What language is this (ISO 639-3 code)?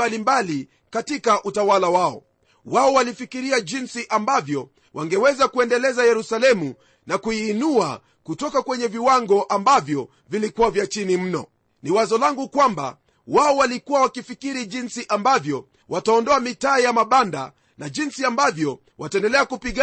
swa